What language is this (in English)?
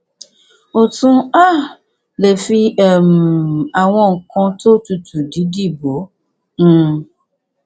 Yoruba